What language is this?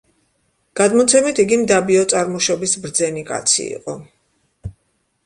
Georgian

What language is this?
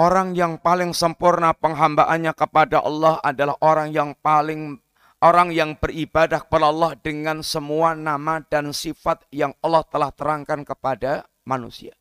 Indonesian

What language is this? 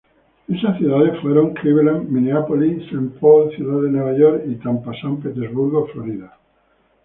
Spanish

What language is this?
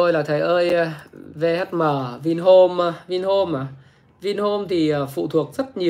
Vietnamese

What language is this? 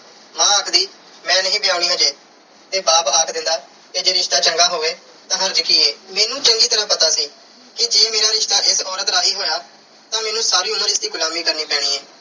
Punjabi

